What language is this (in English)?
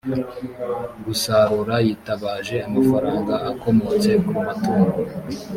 Kinyarwanda